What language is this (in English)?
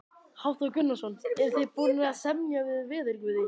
Icelandic